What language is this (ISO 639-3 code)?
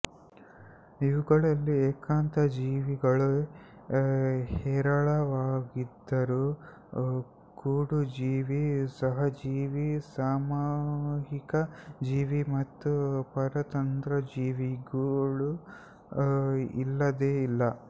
kan